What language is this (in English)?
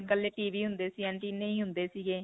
Punjabi